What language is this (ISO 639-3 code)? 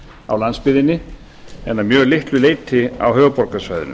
isl